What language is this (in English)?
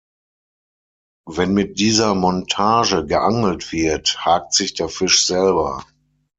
German